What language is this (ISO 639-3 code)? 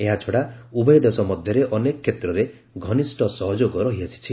ori